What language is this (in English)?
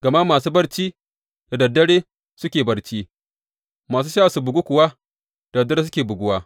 Hausa